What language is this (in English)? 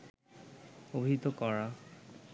Bangla